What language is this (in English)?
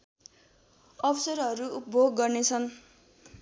Nepali